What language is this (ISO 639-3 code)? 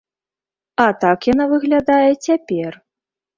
bel